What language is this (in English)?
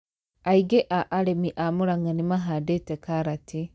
Kikuyu